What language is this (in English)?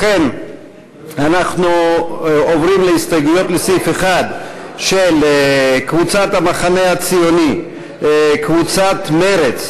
Hebrew